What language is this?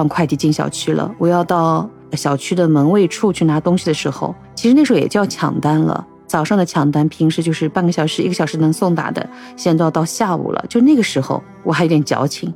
Chinese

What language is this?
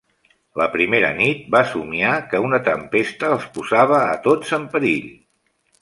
Catalan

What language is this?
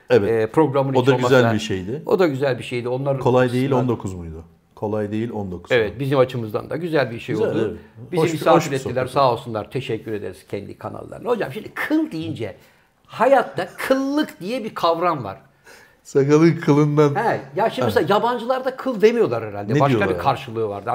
Turkish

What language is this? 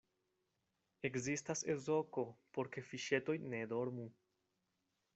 Esperanto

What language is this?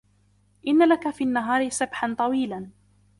Arabic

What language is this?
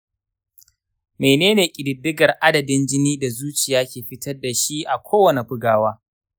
Hausa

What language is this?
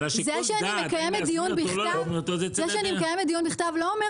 Hebrew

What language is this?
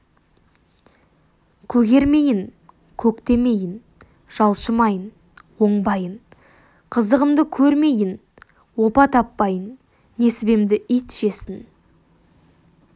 Kazakh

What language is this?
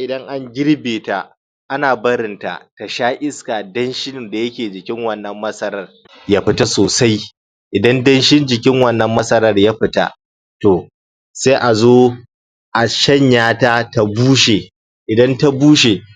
Hausa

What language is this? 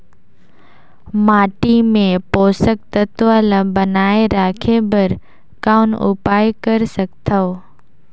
Chhattisgarhi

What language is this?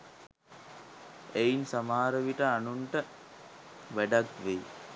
Sinhala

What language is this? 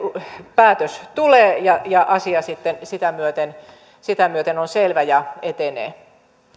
Finnish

